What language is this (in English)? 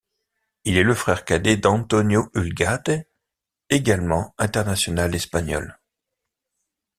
French